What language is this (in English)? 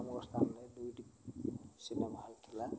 Odia